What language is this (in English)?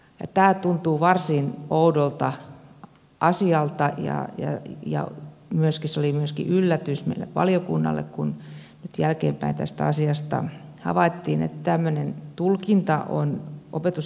Finnish